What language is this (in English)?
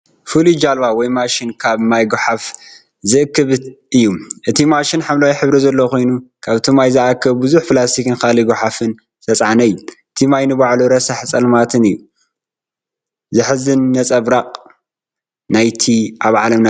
Tigrinya